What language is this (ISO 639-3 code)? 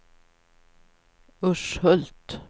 swe